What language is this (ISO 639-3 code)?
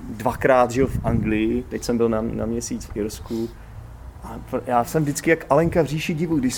ces